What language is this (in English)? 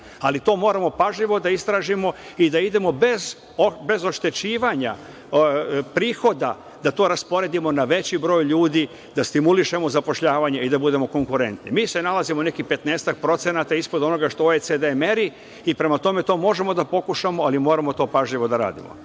Serbian